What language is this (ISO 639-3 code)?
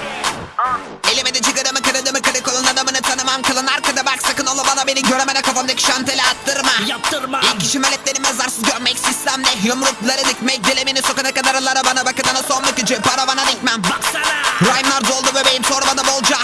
tur